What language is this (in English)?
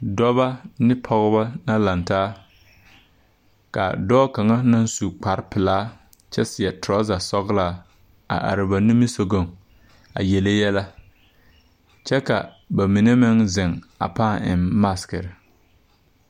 Southern Dagaare